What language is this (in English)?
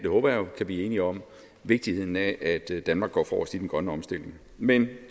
Danish